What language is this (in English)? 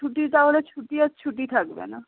Bangla